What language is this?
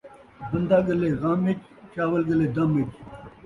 Saraiki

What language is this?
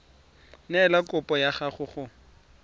Tswana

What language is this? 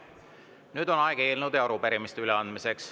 Estonian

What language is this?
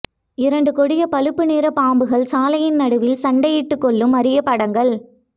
Tamil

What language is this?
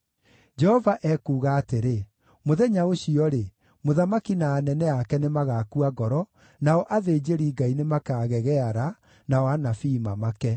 Kikuyu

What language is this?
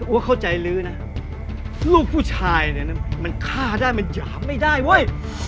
Thai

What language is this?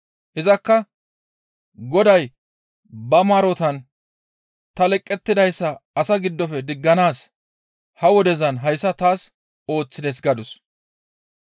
Gamo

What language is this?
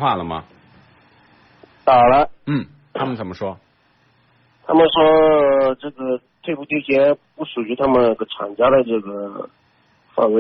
Chinese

